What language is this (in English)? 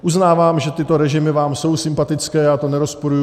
Czech